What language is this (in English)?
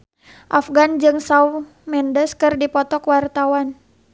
Sundanese